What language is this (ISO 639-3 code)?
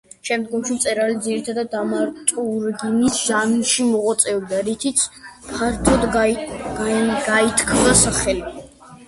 kat